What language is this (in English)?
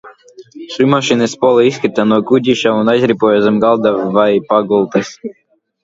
Latvian